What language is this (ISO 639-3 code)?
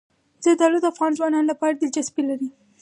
pus